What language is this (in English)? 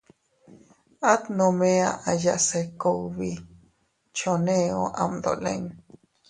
Teutila Cuicatec